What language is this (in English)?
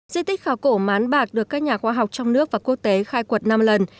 Vietnamese